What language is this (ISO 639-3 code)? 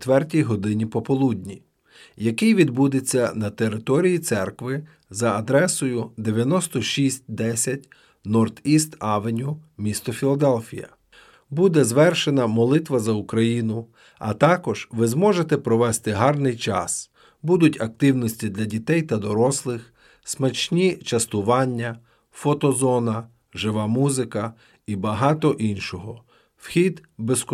ukr